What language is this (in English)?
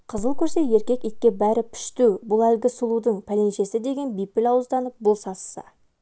Kazakh